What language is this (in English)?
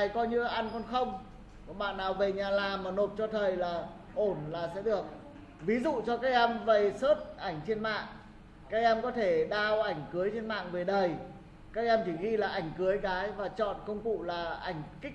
Vietnamese